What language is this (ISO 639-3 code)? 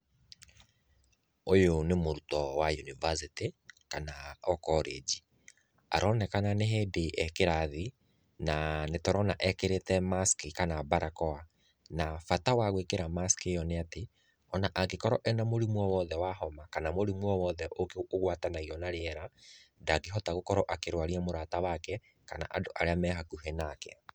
kik